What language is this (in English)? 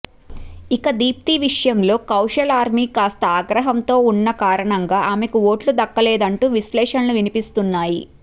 Telugu